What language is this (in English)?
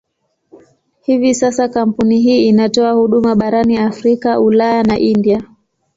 Swahili